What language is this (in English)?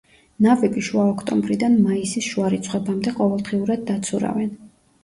Georgian